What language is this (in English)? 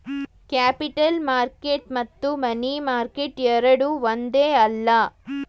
Kannada